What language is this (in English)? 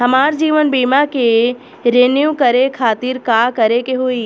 Bhojpuri